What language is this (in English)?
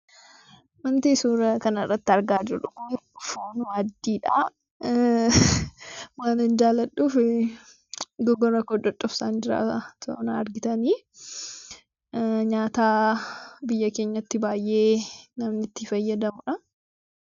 Oromo